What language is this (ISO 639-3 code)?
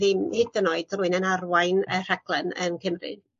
cym